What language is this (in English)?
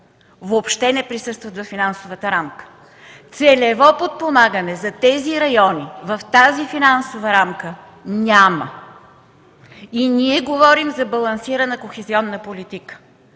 Bulgarian